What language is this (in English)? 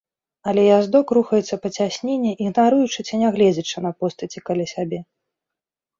Belarusian